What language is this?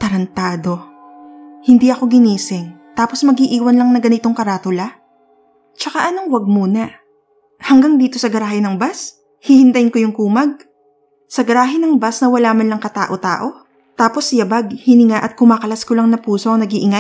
Filipino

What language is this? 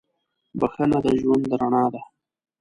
Pashto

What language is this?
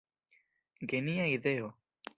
Esperanto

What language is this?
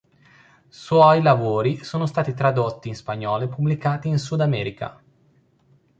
Italian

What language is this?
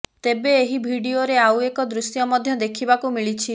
Odia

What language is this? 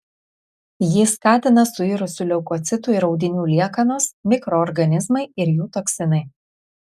Lithuanian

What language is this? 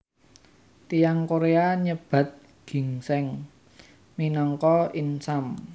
Javanese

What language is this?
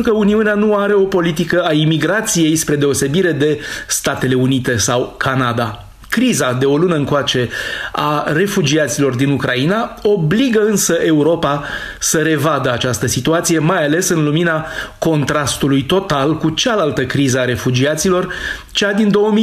Romanian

